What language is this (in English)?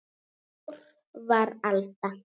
Icelandic